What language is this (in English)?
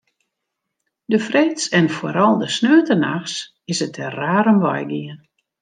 Western Frisian